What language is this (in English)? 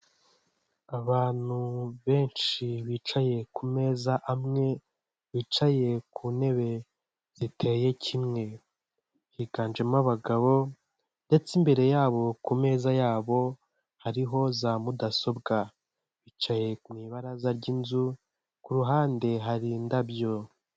Kinyarwanda